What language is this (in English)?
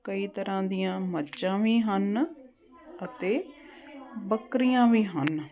Punjabi